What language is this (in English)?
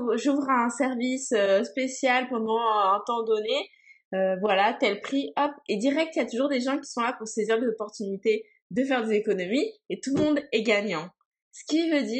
French